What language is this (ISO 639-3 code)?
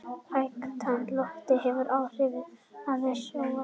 isl